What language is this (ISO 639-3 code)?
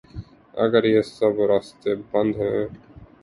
urd